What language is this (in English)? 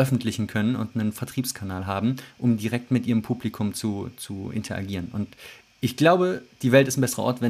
German